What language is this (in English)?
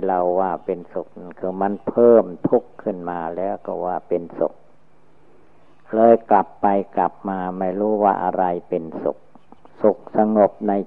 Thai